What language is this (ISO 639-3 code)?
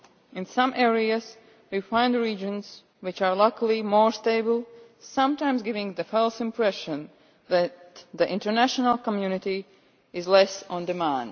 eng